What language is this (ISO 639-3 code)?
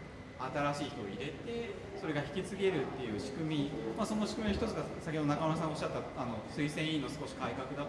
jpn